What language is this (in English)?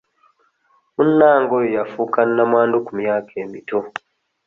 Ganda